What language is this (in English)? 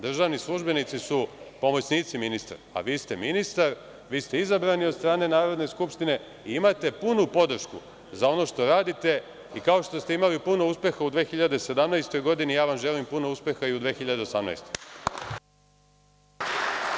Serbian